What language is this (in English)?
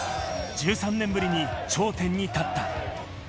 Japanese